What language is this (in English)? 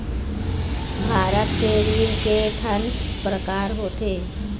Chhattisgarhi